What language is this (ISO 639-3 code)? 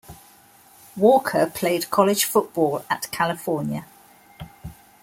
eng